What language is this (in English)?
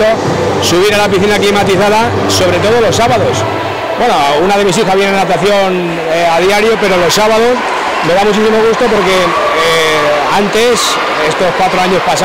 Spanish